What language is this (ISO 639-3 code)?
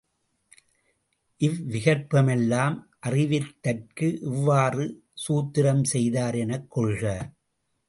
tam